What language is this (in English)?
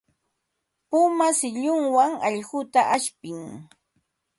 Ambo-Pasco Quechua